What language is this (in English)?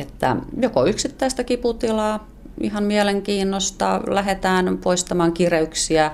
Finnish